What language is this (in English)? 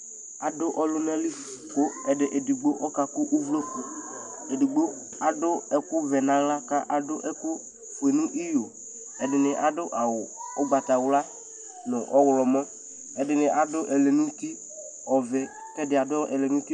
Ikposo